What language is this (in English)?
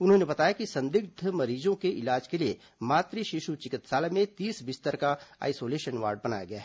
Hindi